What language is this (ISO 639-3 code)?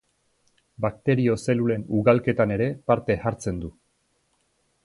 eus